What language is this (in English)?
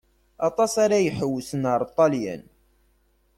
Kabyle